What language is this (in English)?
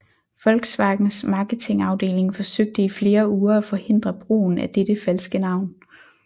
Danish